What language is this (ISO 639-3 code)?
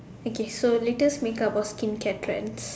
eng